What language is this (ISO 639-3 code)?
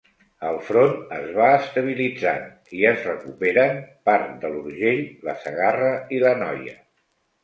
cat